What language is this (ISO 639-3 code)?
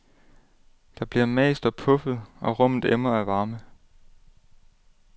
dan